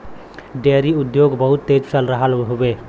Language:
Bhojpuri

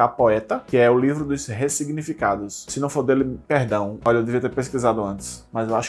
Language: Portuguese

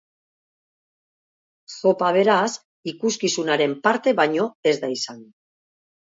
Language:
Basque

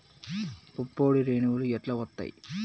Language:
Telugu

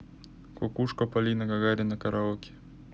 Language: Russian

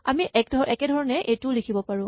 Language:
Assamese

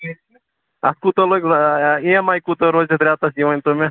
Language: Kashmiri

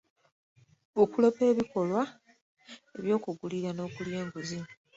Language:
Ganda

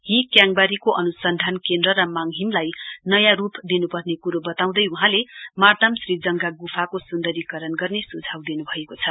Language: Nepali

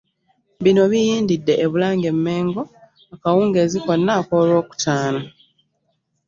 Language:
Ganda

